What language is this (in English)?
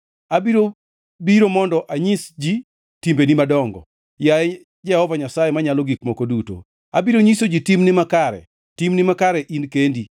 Luo (Kenya and Tanzania)